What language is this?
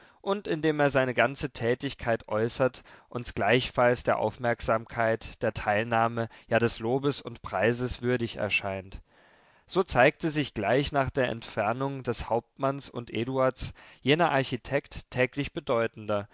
German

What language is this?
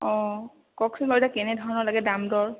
Assamese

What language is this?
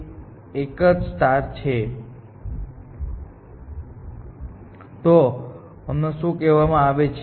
Gujarati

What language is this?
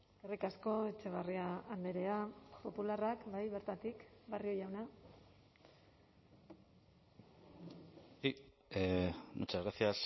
Basque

